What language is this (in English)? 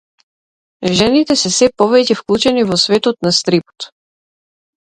Macedonian